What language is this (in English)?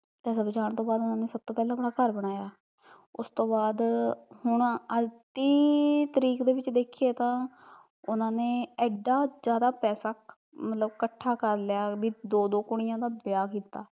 Punjabi